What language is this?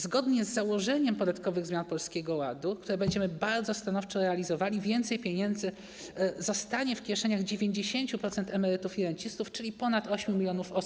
Polish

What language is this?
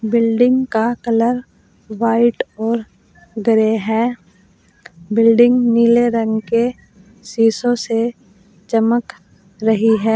Hindi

